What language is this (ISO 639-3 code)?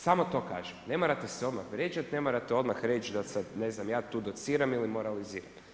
hrv